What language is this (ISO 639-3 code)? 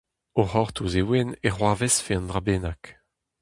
bre